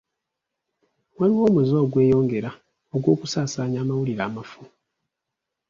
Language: Ganda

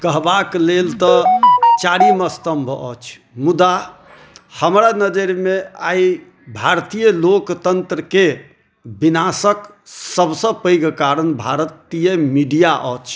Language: Maithili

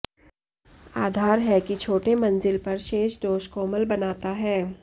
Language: Hindi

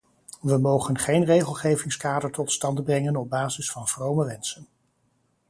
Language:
Dutch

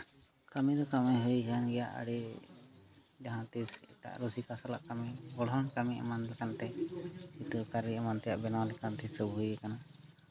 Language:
Santali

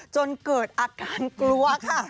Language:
Thai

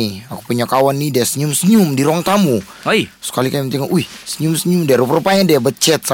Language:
Malay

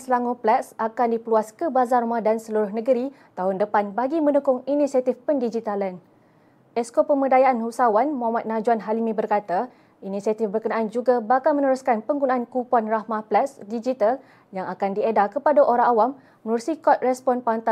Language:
Malay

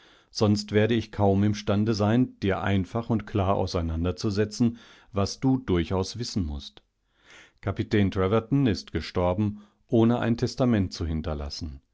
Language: German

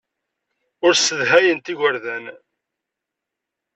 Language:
Kabyle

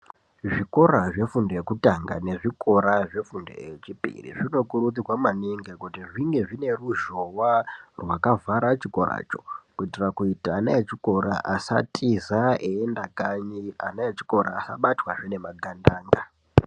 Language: Ndau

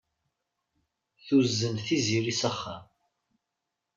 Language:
Kabyle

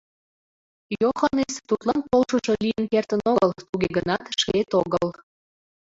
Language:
Mari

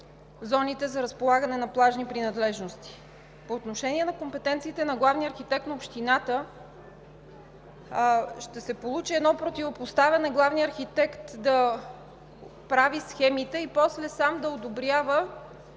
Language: Bulgarian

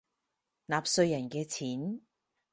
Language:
Cantonese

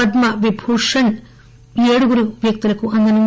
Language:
Telugu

